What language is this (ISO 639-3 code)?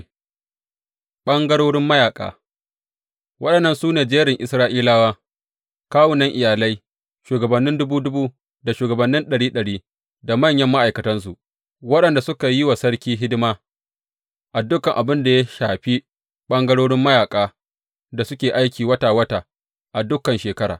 hau